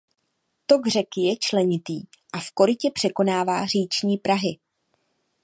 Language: Czech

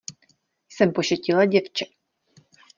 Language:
Czech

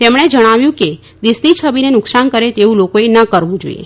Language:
Gujarati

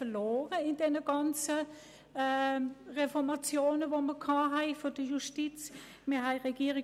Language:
Swiss German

